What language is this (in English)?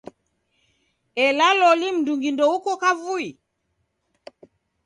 Taita